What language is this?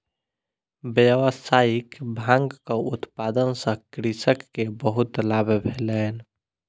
Maithili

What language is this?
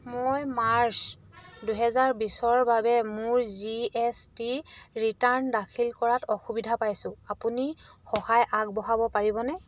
Assamese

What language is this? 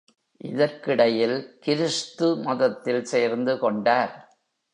Tamil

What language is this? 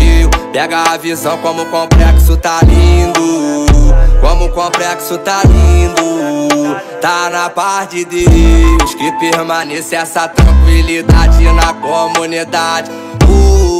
Portuguese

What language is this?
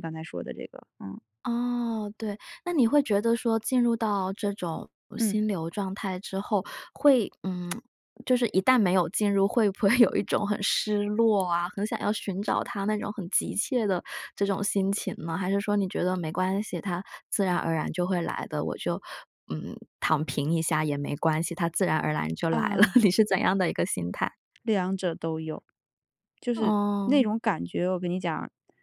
Chinese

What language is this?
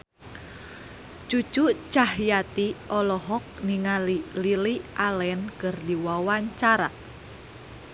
Sundanese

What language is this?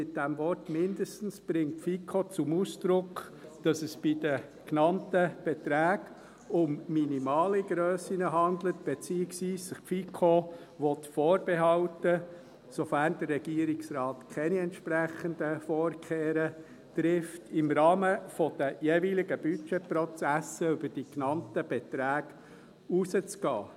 Swiss German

